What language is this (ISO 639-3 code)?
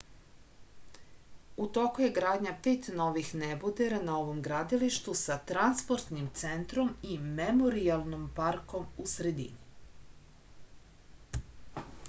srp